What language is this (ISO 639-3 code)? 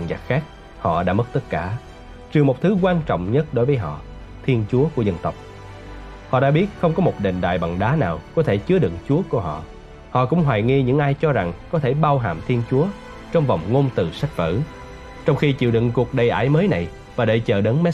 vie